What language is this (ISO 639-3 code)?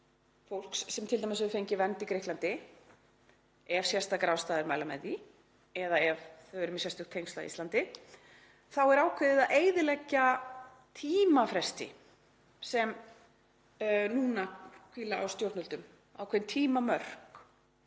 isl